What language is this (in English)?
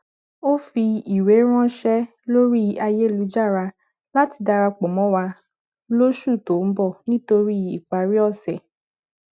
Yoruba